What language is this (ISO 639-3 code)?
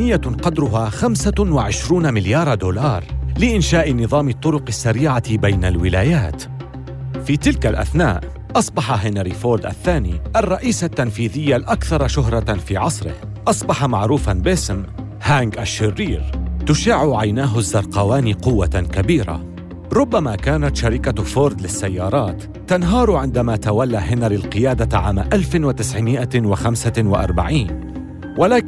ara